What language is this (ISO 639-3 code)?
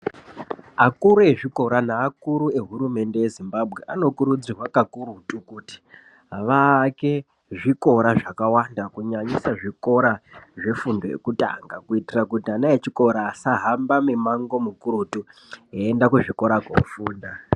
ndc